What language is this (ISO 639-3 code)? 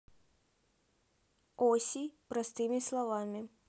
rus